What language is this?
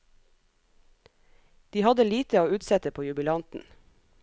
Norwegian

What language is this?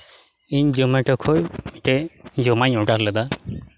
Santali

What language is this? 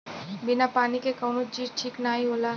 Bhojpuri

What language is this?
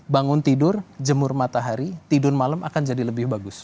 Indonesian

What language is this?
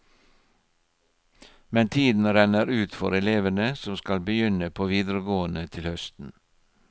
Norwegian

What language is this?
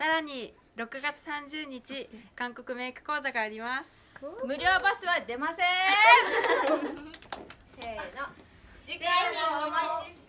Japanese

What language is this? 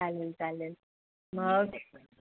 Marathi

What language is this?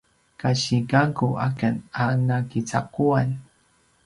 Paiwan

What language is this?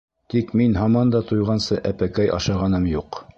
Bashkir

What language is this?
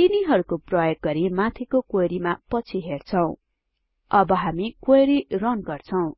Nepali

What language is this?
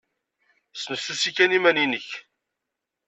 Kabyle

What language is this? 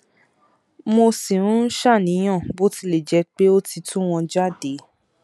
Yoruba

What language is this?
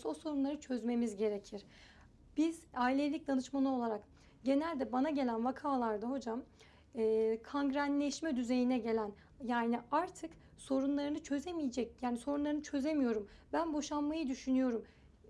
Turkish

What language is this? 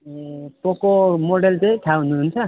Nepali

